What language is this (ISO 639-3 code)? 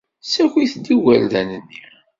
kab